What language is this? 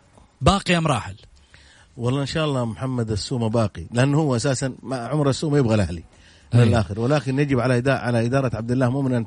Arabic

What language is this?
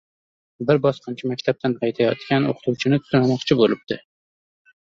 Uzbek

